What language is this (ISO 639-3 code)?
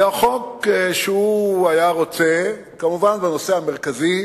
heb